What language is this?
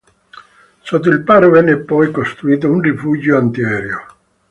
Italian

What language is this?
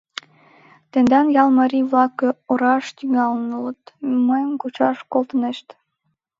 Mari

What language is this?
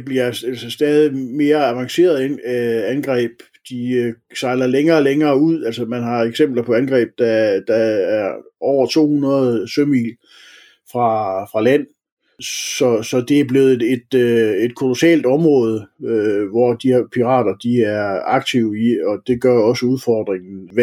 Danish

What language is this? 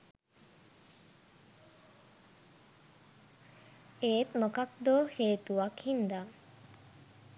Sinhala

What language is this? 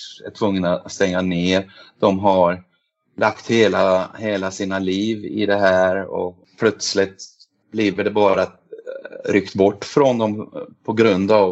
Swedish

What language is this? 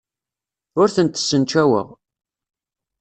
Kabyle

